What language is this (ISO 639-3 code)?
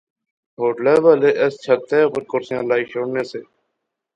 phr